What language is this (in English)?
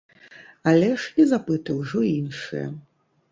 Belarusian